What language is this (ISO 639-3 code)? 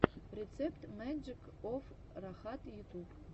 rus